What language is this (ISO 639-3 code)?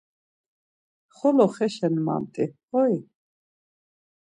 lzz